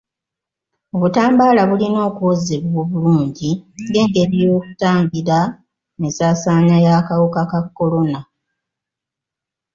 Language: Ganda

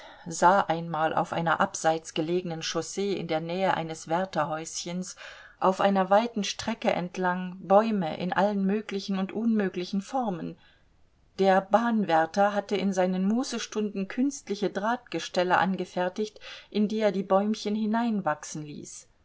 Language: German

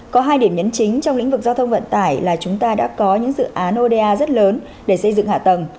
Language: Vietnamese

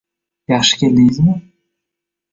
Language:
Uzbek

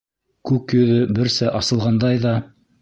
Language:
Bashkir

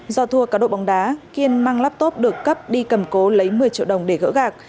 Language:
Vietnamese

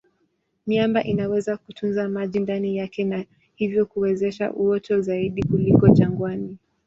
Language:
Swahili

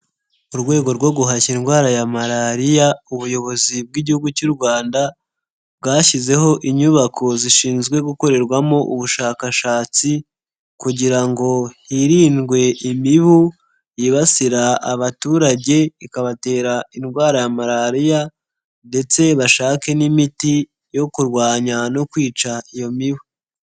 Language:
Kinyarwanda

